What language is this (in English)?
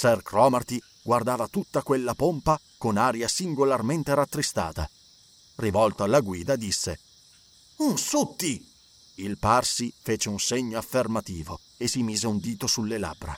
Italian